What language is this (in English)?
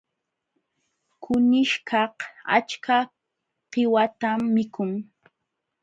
Jauja Wanca Quechua